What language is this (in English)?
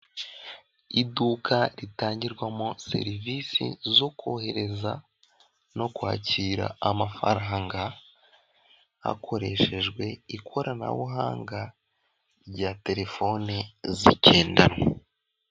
Kinyarwanda